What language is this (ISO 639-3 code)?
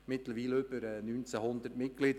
gsw